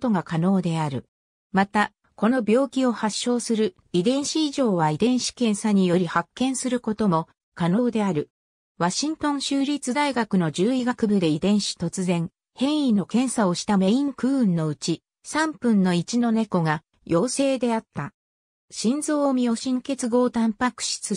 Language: Japanese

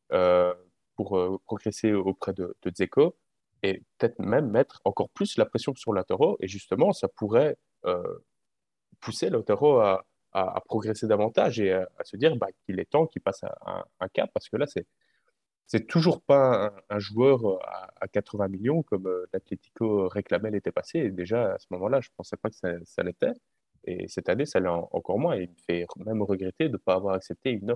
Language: French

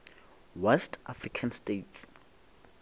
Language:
Northern Sotho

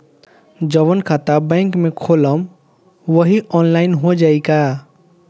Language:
Bhojpuri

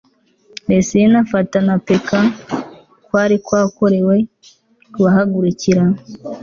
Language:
Kinyarwanda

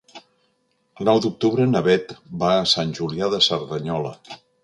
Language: Catalan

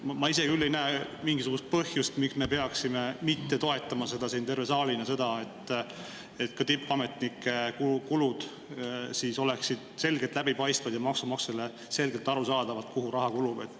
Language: Estonian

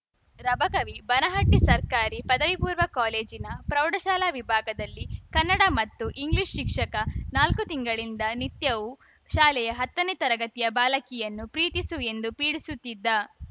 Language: Kannada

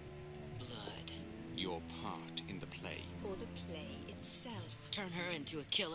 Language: English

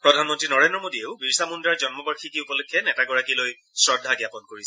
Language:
Assamese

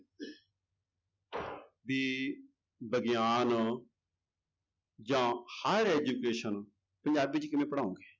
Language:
Punjabi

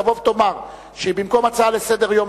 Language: Hebrew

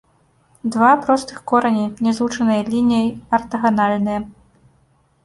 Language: Belarusian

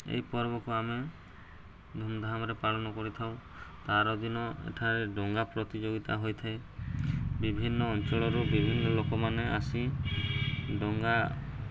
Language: Odia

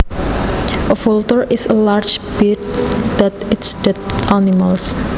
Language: Javanese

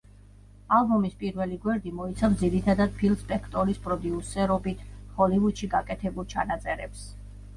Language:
Georgian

